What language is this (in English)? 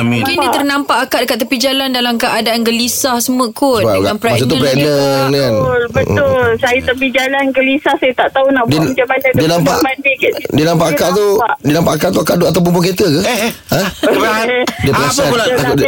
Malay